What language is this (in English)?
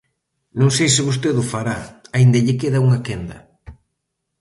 Galician